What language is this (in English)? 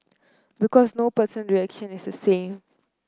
English